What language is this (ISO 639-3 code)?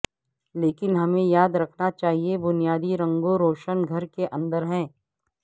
urd